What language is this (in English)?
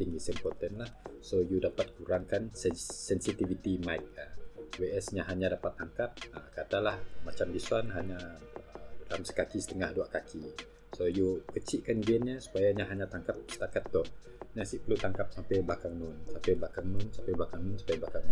Malay